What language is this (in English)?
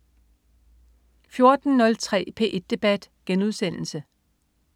Danish